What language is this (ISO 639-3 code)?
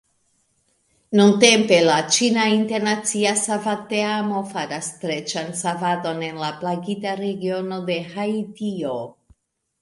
epo